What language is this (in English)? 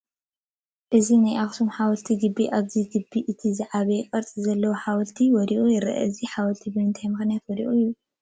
Tigrinya